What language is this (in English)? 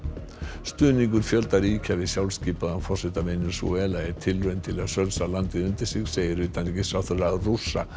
Icelandic